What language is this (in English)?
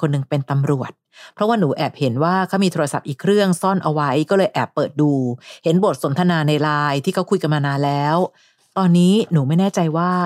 Thai